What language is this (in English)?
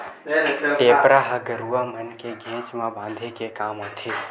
Chhattisgarhi